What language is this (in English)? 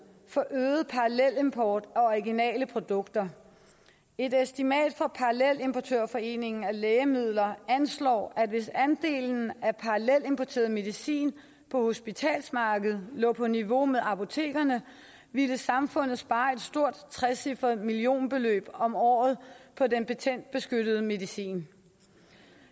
Danish